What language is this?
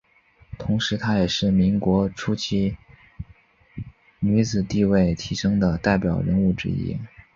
Chinese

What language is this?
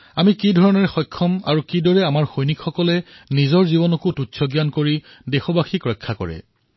Assamese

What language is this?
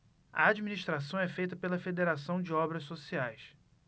Portuguese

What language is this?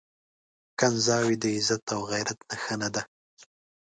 Pashto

